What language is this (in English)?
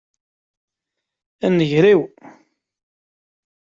Kabyle